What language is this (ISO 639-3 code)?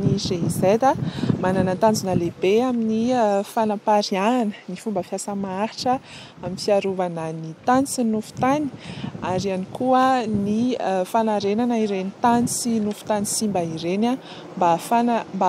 ron